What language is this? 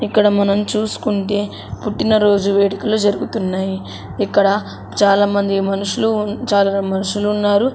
Telugu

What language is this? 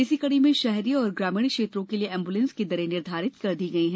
Hindi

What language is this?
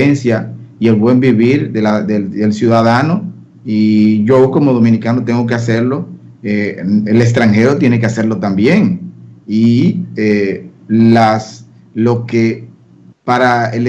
Spanish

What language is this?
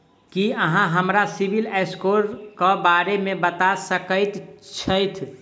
Maithili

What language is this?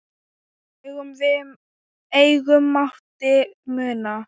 Icelandic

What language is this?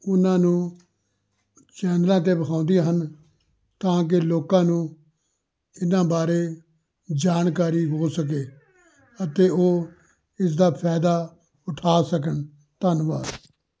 Punjabi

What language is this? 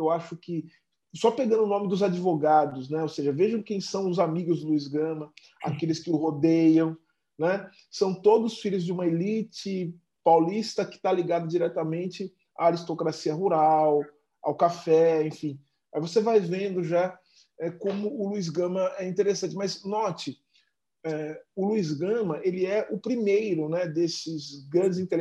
Portuguese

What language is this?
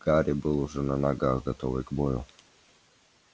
Russian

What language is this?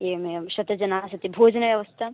Sanskrit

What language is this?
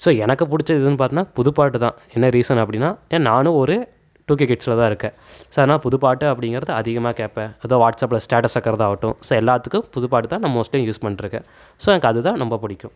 Tamil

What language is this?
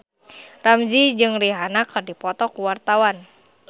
Sundanese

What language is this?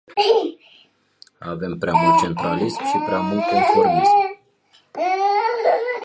Romanian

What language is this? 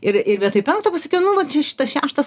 Lithuanian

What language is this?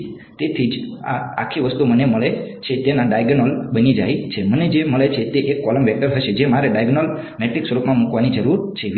Gujarati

